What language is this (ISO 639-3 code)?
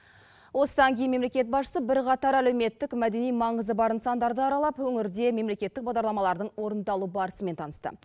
kaz